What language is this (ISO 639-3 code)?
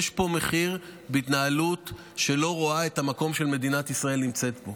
heb